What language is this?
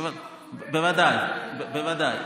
Hebrew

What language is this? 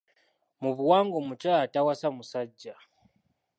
Ganda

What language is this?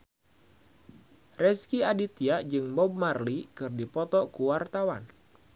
Sundanese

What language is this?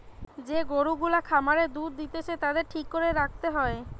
Bangla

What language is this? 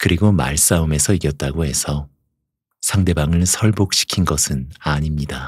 Korean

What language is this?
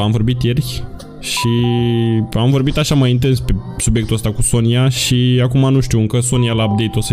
Romanian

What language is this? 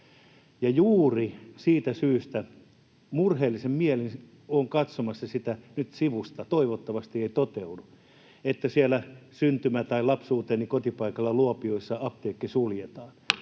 Finnish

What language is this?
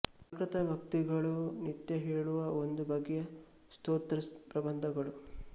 Kannada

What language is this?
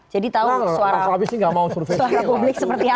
Indonesian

